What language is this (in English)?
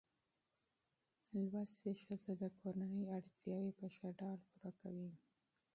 Pashto